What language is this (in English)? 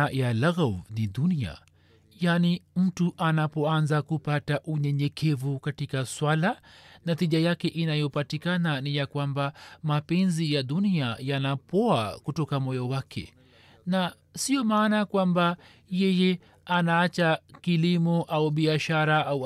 Swahili